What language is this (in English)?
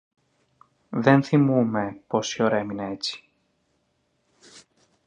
Greek